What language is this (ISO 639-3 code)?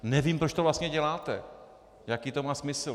ces